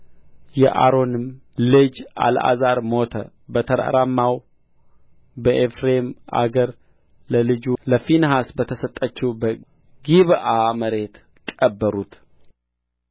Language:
Amharic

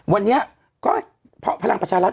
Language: Thai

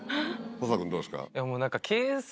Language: Japanese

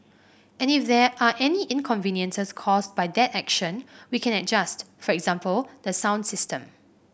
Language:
English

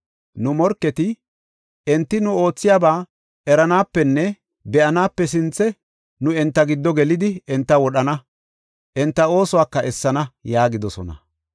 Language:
Gofa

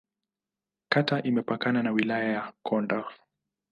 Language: Swahili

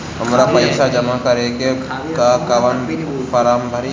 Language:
Bhojpuri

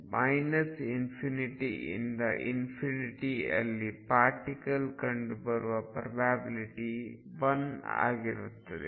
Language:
Kannada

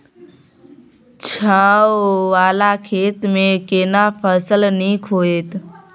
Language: Maithili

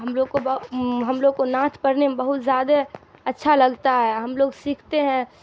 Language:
Urdu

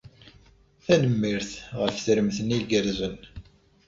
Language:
Kabyle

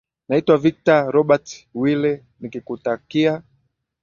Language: Swahili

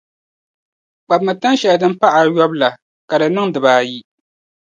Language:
Dagbani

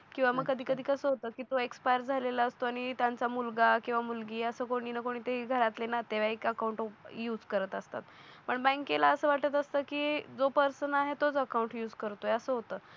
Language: Marathi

